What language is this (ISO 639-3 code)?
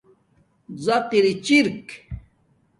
dmk